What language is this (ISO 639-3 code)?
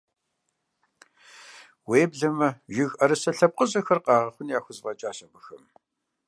kbd